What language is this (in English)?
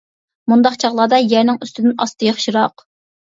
Uyghur